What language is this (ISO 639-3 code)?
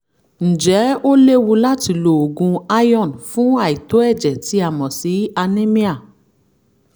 yor